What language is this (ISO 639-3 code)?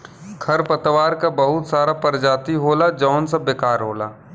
bho